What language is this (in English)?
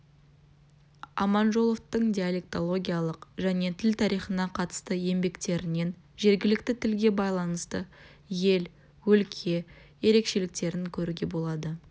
Kazakh